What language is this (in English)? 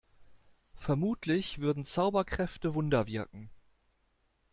German